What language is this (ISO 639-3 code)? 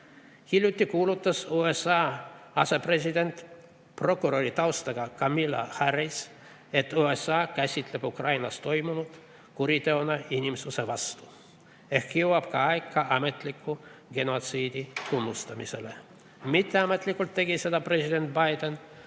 est